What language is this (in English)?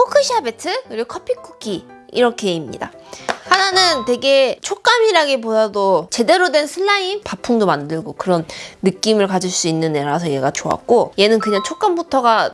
Korean